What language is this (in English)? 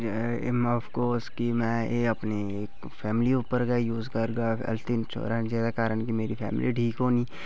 Dogri